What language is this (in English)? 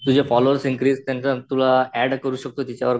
Marathi